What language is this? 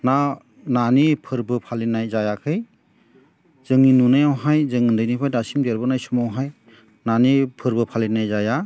Bodo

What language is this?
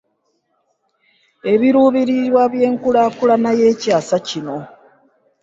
Ganda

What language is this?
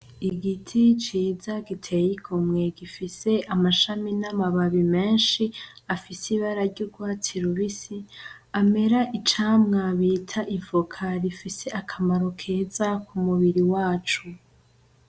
Rundi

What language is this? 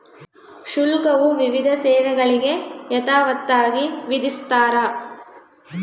Kannada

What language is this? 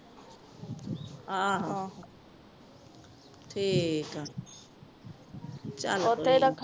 Punjabi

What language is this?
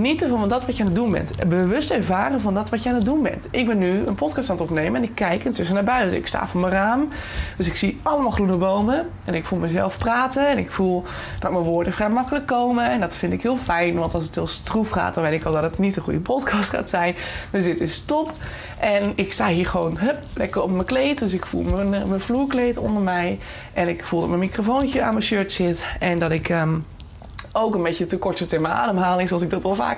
Dutch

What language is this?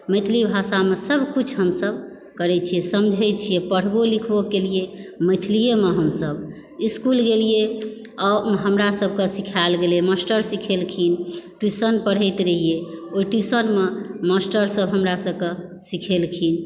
Maithili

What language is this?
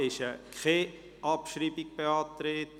Swiss German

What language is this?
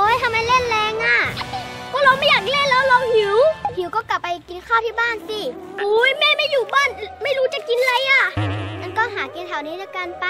Thai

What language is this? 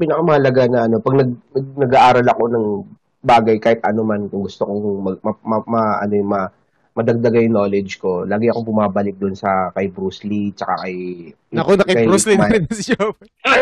Filipino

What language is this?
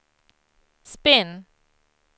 Swedish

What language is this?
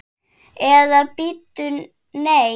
Icelandic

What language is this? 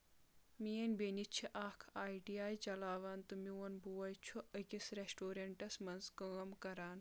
Kashmiri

